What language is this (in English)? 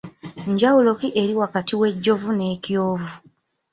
Ganda